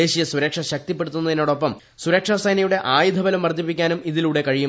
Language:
Malayalam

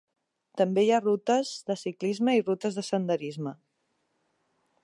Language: Catalan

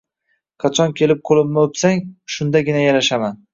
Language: Uzbek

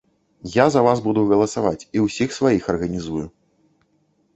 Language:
Belarusian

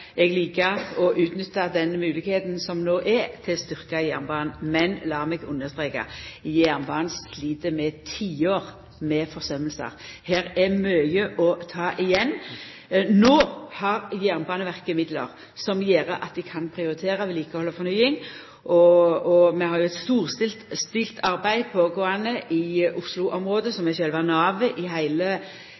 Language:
Norwegian Nynorsk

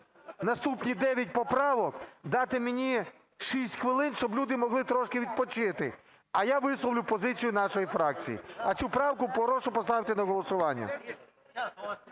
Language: Ukrainian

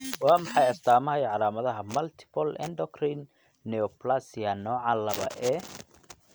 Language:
Somali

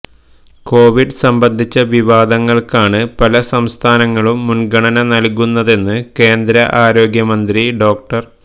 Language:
Malayalam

